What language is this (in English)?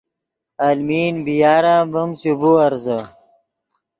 Yidgha